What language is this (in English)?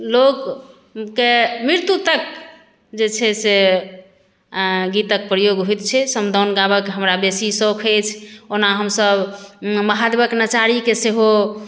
Maithili